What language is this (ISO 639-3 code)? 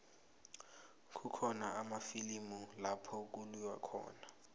nbl